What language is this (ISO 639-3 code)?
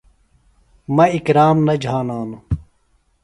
phl